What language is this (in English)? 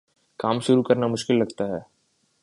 Urdu